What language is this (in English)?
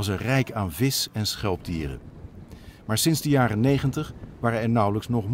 Dutch